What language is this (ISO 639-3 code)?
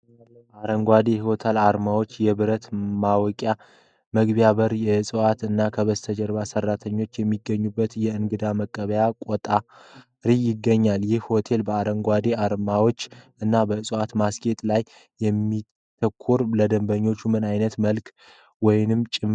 amh